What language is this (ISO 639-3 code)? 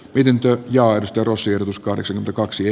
fin